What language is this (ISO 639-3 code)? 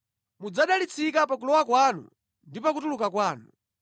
nya